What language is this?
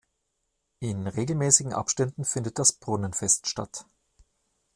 German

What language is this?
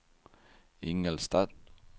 Swedish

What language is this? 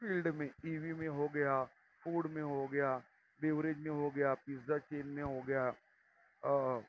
Urdu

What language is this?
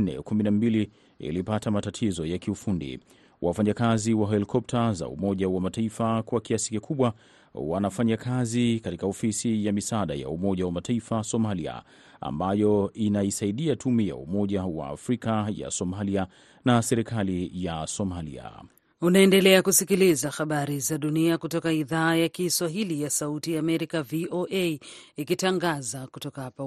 Swahili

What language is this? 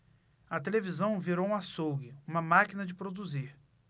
Portuguese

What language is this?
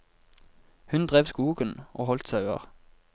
Norwegian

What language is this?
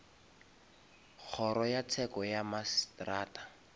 Northern Sotho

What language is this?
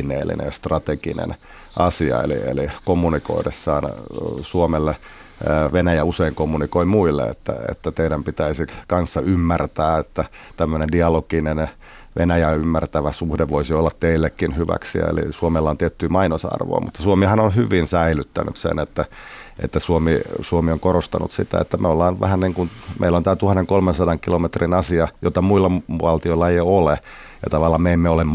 Finnish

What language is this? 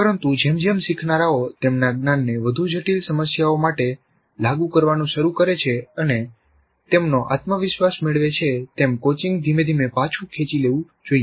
Gujarati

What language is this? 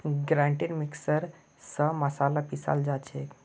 Magahi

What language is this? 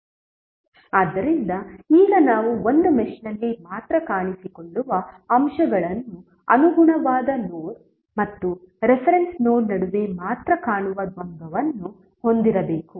Kannada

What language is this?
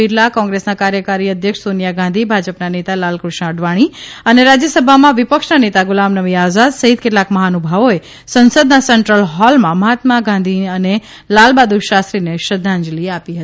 Gujarati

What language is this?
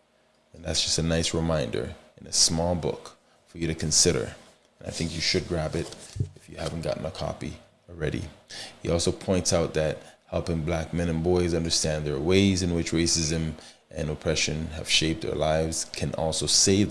English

